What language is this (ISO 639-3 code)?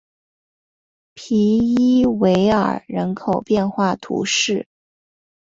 zho